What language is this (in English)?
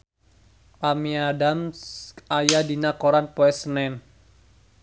Sundanese